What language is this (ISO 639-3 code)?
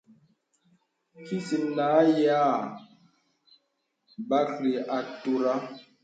beb